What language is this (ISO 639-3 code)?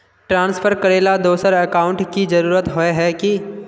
mag